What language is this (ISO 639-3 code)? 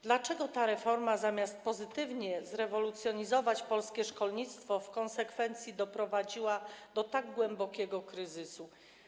pol